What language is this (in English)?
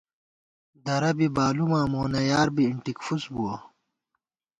Gawar-Bati